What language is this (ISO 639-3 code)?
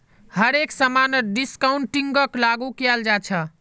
mag